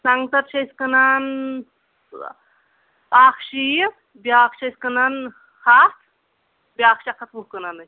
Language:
Kashmiri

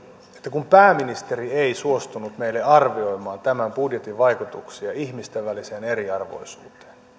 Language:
Finnish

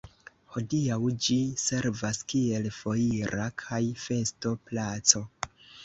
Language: Esperanto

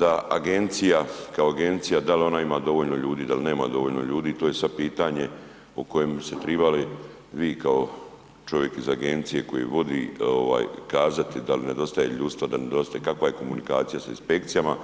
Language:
Croatian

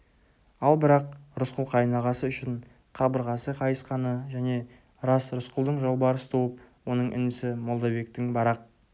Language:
Kazakh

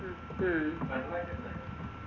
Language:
Malayalam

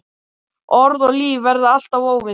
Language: Icelandic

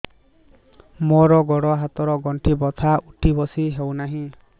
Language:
Odia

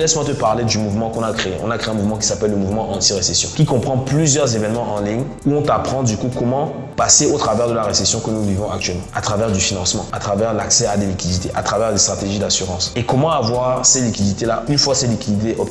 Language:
French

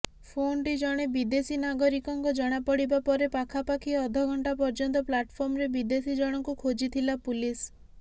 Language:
Odia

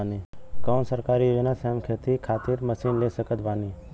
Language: Bhojpuri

